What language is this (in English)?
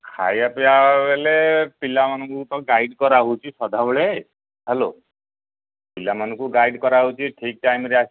Odia